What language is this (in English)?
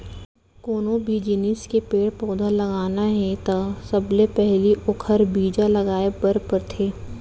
Chhattisgarhi